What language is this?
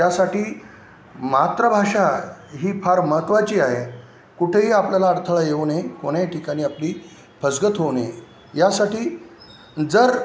Marathi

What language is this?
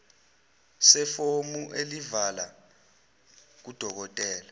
Zulu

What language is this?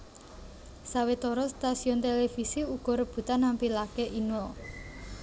Javanese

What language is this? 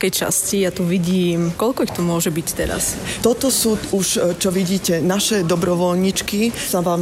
Slovak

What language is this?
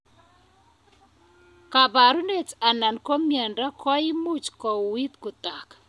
Kalenjin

